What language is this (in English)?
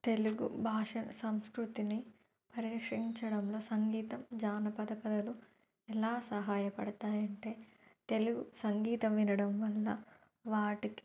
Telugu